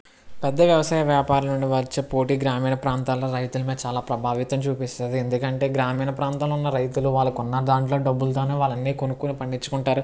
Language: Telugu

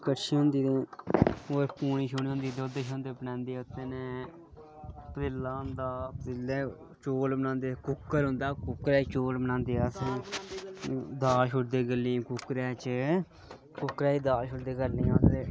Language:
Dogri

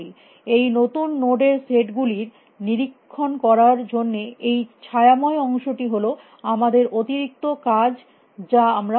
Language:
Bangla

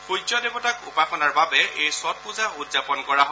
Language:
Assamese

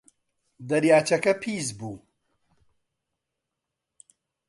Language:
Central Kurdish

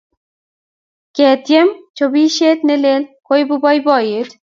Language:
Kalenjin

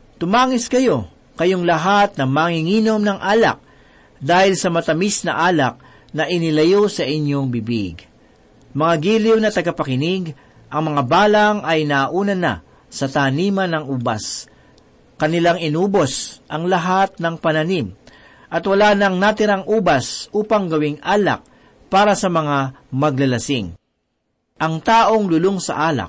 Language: Filipino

